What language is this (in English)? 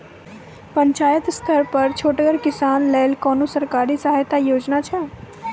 Maithili